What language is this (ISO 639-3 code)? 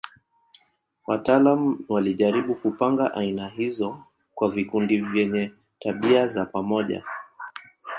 swa